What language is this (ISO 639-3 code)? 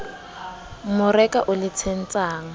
sot